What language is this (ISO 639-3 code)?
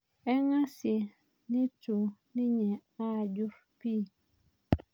mas